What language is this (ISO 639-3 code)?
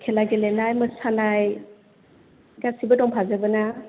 brx